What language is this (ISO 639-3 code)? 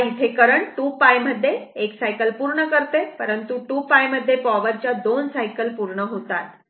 mar